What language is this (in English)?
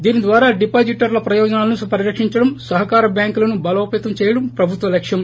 Telugu